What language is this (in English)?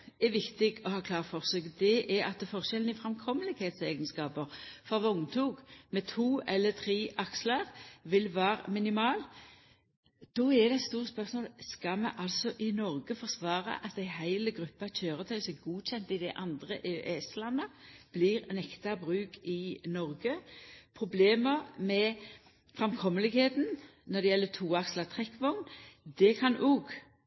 Norwegian Nynorsk